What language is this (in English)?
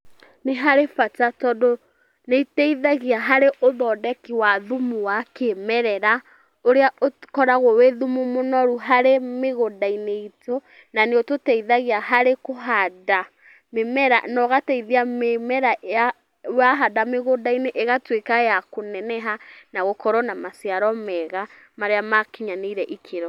Kikuyu